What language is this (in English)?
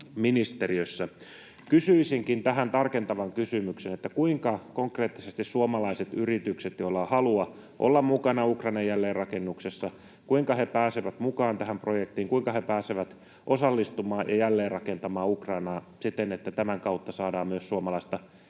Finnish